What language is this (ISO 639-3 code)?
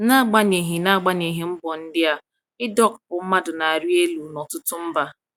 ibo